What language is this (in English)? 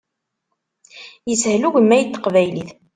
Kabyle